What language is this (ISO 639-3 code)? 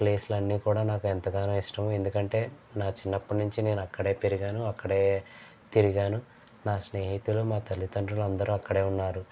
tel